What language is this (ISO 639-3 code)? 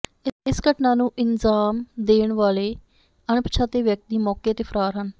pan